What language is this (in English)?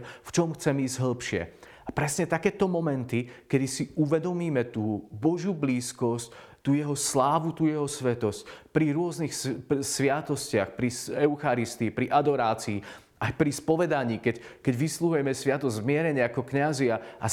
Slovak